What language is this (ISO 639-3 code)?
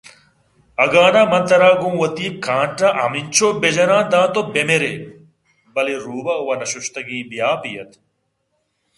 bgp